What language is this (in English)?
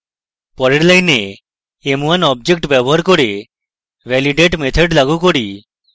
Bangla